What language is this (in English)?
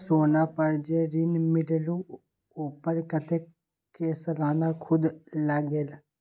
Magahi